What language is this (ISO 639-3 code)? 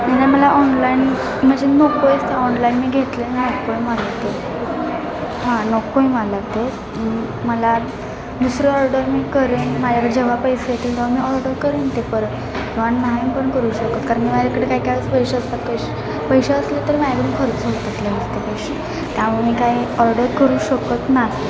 mar